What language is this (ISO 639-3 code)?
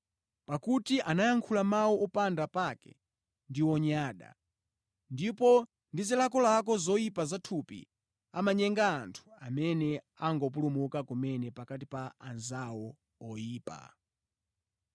nya